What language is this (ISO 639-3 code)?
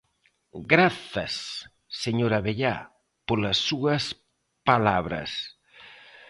glg